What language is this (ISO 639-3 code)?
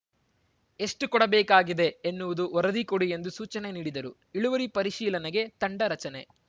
kan